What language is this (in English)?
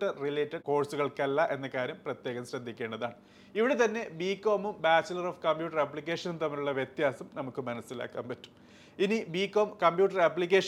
Malayalam